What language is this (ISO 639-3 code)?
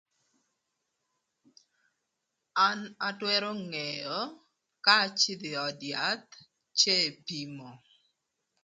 lth